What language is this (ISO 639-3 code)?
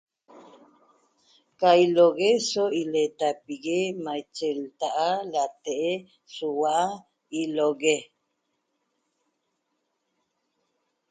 tob